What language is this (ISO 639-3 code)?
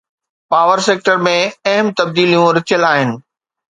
snd